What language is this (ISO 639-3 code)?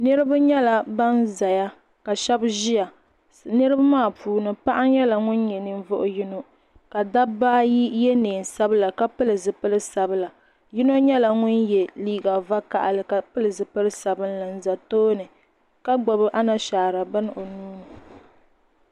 dag